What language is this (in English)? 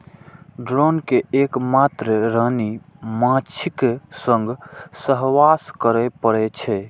Maithili